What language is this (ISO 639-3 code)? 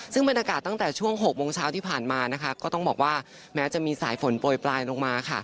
tha